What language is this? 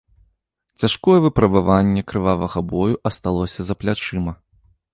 Belarusian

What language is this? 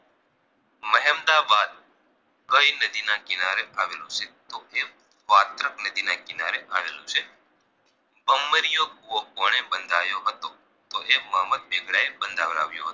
Gujarati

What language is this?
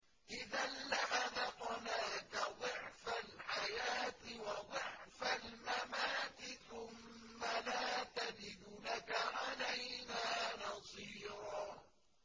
Arabic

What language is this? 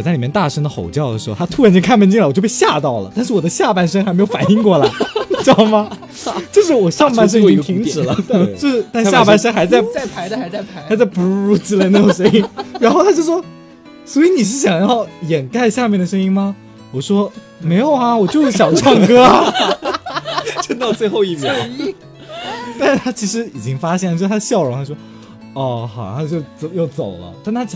Chinese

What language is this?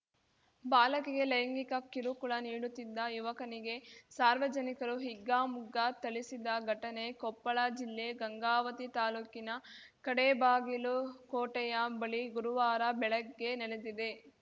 Kannada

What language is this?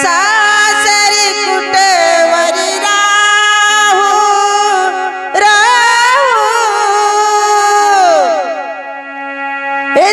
Marathi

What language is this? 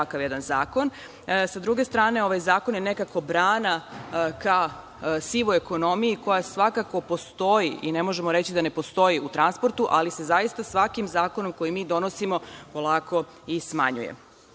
Serbian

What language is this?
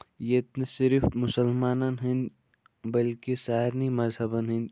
Kashmiri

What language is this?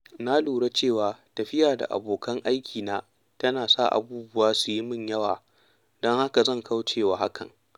Hausa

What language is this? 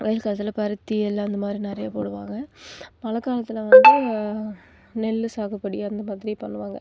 Tamil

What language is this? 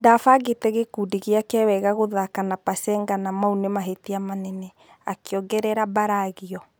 Kikuyu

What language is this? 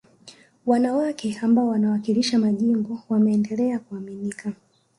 Swahili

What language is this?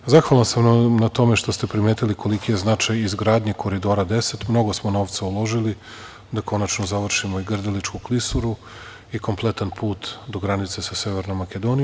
Serbian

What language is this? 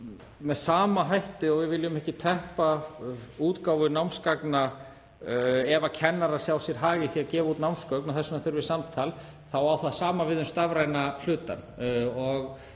Icelandic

